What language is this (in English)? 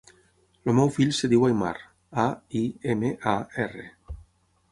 Catalan